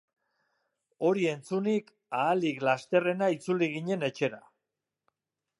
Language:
Basque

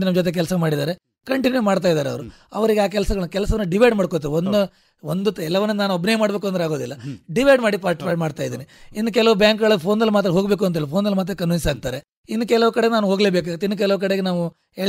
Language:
Kannada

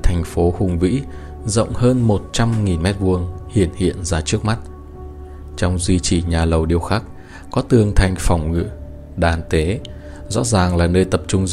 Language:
Vietnamese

